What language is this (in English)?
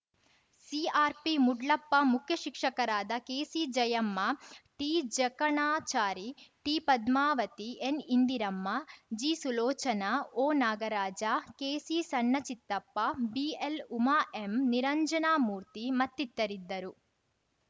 Kannada